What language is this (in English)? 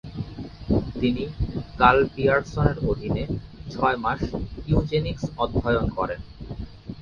Bangla